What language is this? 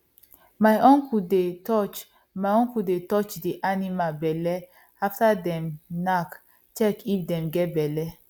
Nigerian Pidgin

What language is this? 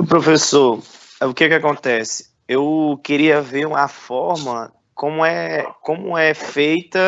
Portuguese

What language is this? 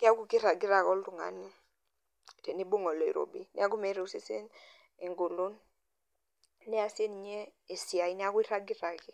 Masai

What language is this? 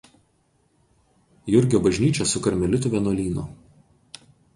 Lithuanian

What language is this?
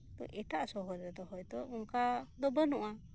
Santali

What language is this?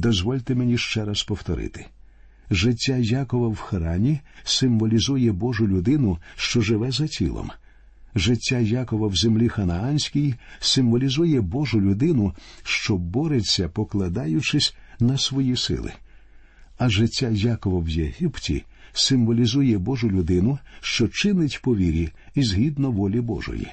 Ukrainian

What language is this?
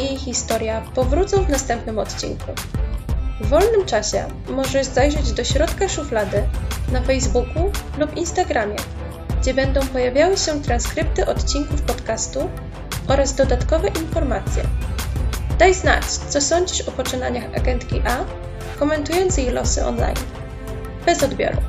Polish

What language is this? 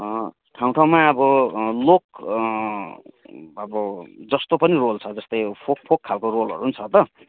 Nepali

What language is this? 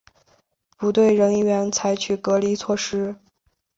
Chinese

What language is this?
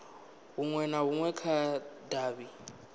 Venda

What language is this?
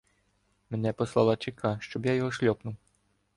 Ukrainian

